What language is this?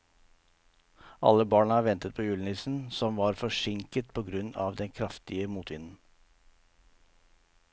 Norwegian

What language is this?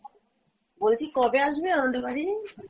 Bangla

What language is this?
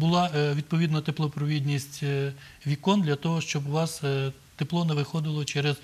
Ukrainian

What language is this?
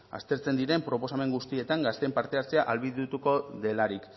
Basque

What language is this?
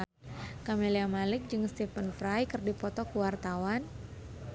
Sundanese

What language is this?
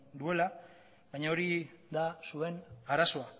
Basque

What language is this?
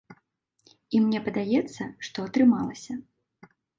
Belarusian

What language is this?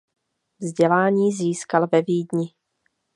Czech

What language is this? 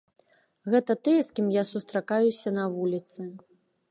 Belarusian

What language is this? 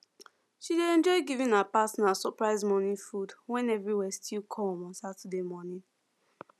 Nigerian Pidgin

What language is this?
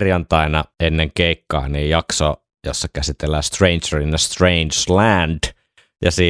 Finnish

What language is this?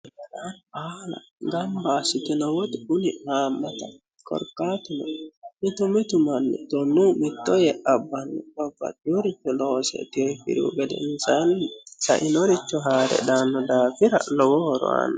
Sidamo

